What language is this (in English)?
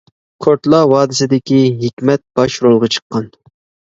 Uyghur